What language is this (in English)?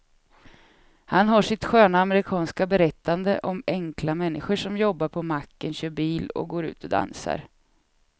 Swedish